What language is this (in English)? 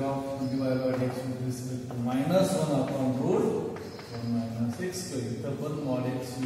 Romanian